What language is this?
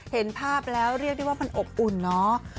Thai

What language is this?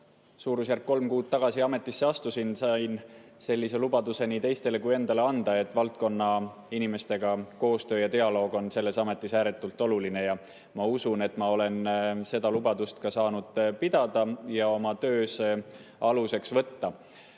Estonian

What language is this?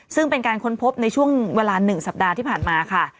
Thai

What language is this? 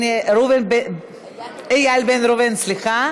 Hebrew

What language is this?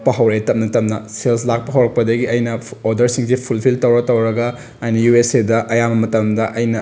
Manipuri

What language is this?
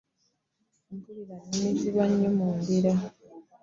Ganda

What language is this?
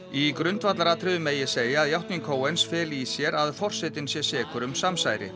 Icelandic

